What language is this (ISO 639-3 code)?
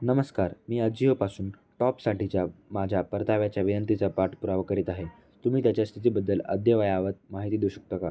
mar